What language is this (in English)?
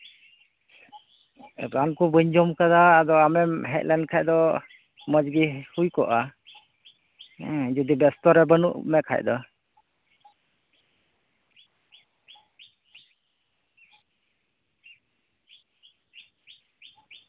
Santali